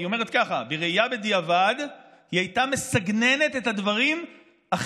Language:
Hebrew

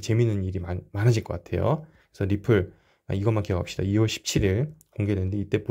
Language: Korean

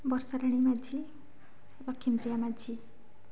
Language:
Odia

